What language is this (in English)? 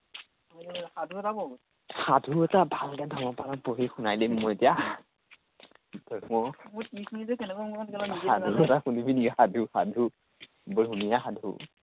Assamese